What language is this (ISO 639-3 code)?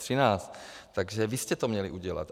ces